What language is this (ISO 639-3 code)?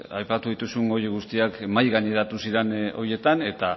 eus